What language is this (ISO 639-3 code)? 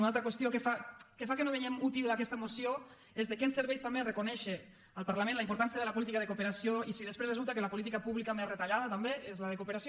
cat